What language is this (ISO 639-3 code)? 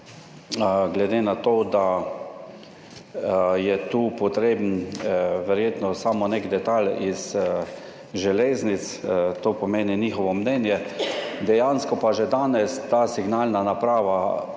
slv